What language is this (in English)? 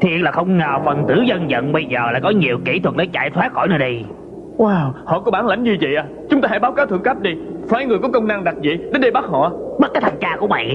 Vietnamese